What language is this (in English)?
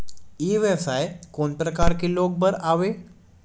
Chhattisgarhi